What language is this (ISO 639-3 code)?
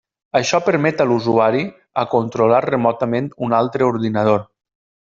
cat